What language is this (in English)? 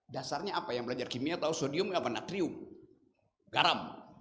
Indonesian